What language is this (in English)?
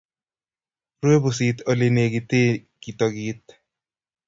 Kalenjin